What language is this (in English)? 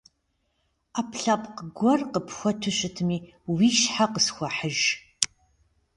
Kabardian